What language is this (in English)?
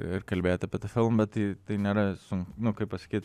Lithuanian